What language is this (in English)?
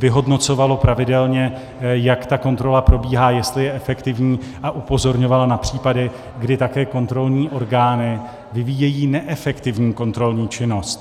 Czech